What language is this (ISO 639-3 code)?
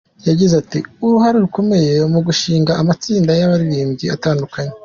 kin